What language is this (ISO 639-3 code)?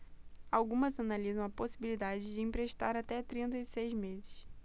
por